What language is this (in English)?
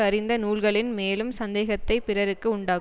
Tamil